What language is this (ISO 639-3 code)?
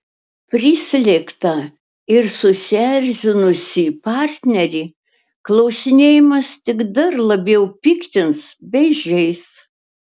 lit